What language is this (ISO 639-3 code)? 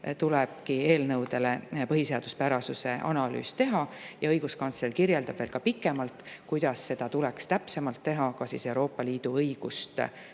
est